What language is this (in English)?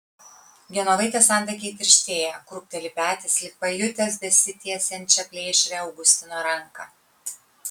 Lithuanian